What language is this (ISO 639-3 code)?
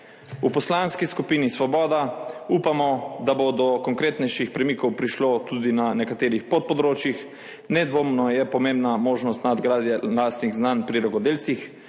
slv